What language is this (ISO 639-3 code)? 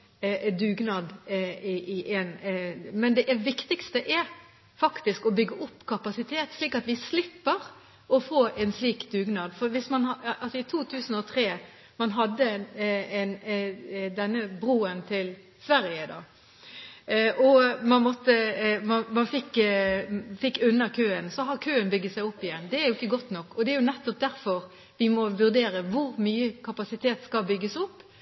nob